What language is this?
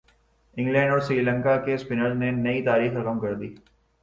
Urdu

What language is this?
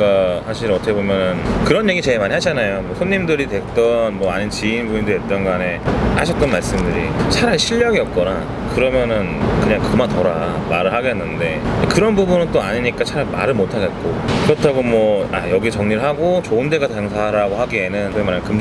Korean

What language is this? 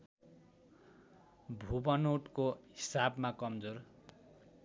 Nepali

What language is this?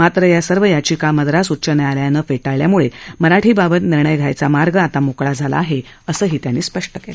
Marathi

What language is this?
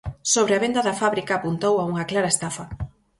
Galician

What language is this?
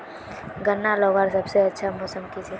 Magahi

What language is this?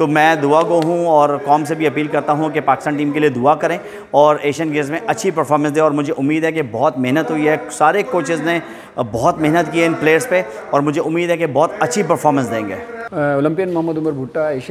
Urdu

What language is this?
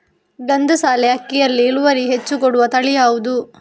Kannada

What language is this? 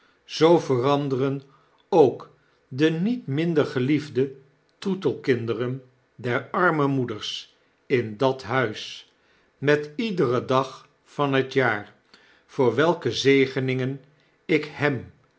Dutch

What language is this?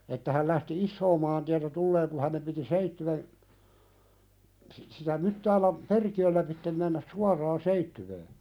Finnish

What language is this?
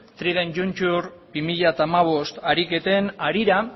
Basque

